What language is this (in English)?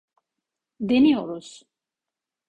Turkish